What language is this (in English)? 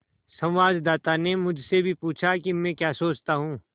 Hindi